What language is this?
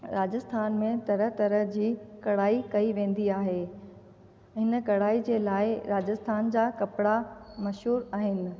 Sindhi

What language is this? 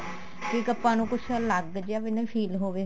Punjabi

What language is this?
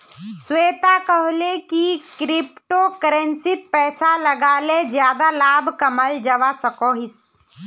Magahi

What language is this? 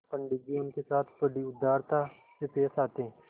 Hindi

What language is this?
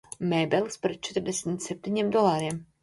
Latvian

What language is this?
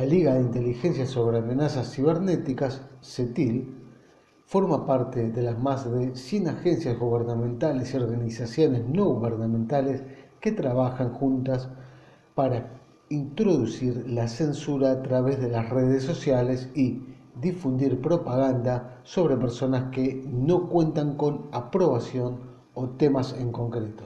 Spanish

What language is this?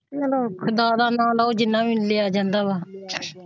Punjabi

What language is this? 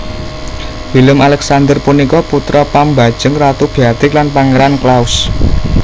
Javanese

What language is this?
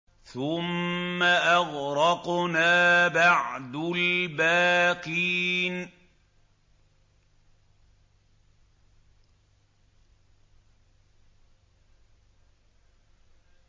Arabic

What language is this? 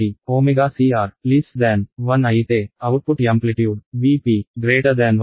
Telugu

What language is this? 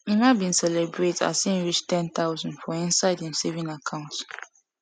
Nigerian Pidgin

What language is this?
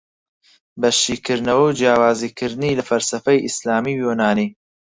Central Kurdish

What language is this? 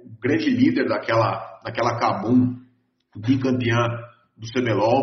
Portuguese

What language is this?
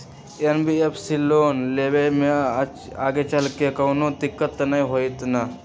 Magahi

